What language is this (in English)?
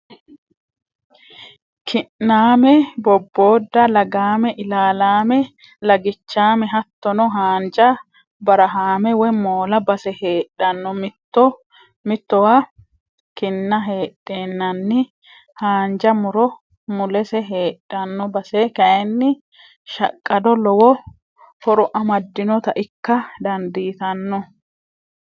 Sidamo